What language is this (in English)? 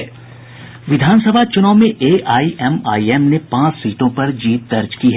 Hindi